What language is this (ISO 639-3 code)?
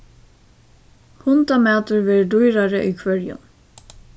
fao